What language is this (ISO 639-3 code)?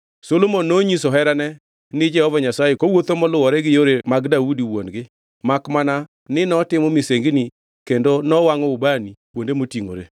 luo